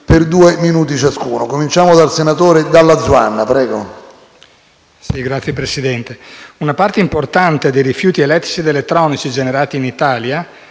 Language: Italian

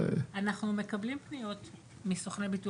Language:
Hebrew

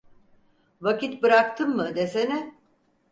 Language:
Turkish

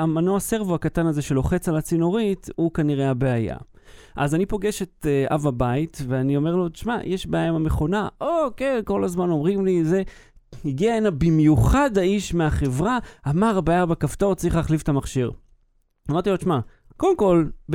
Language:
Hebrew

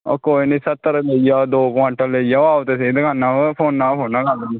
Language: Dogri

